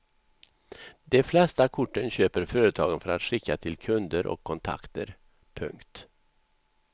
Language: Swedish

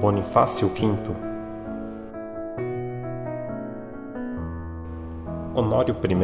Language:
Portuguese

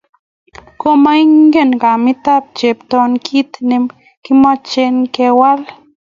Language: Kalenjin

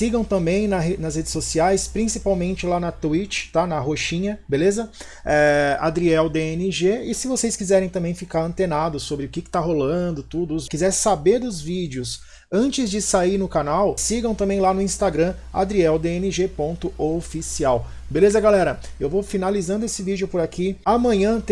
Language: Portuguese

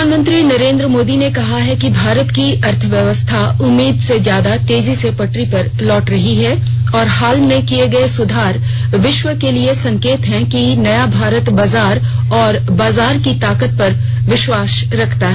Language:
Hindi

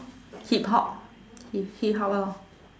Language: English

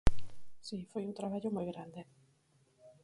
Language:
Galician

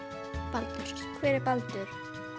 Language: Icelandic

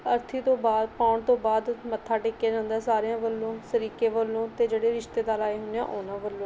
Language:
Punjabi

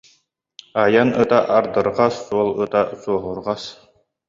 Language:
Yakut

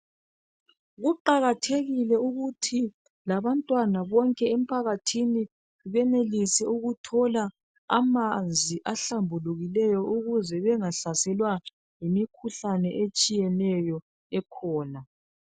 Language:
North Ndebele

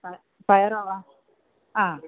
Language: Malayalam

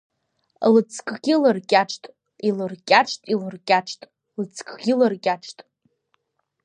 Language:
Abkhazian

